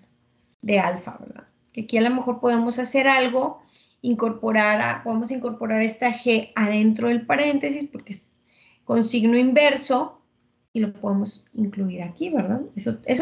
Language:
Spanish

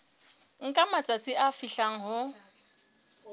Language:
Southern Sotho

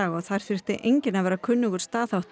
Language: Icelandic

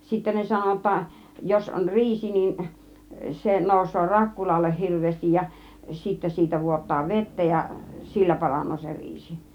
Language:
Finnish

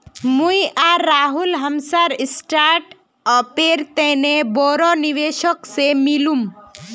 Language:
Magahi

